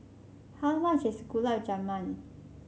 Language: English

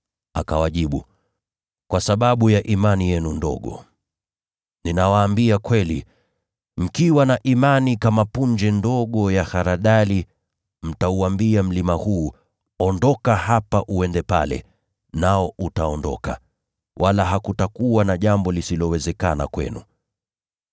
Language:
Swahili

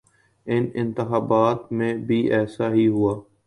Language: Urdu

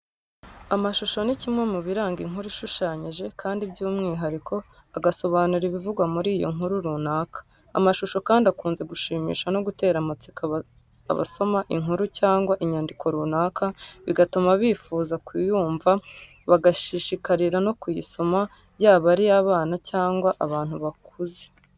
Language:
Kinyarwanda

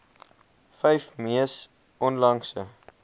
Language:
Afrikaans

